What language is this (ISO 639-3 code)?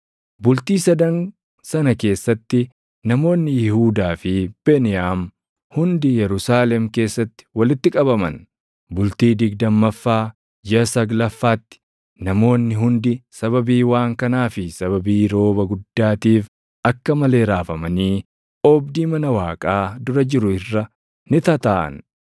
orm